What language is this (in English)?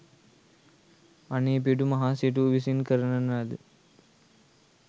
Sinhala